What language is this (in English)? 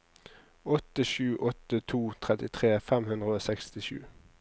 Norwegian